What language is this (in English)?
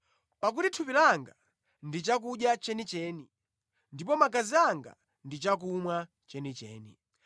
Nyanja